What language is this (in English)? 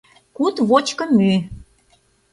Mari